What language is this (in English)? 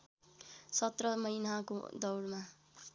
Nepali